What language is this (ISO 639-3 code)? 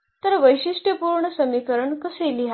mar